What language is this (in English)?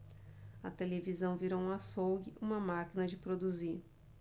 Portuguese